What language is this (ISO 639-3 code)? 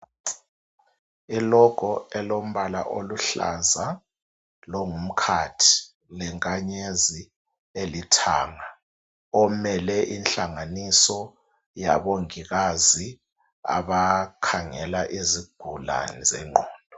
nde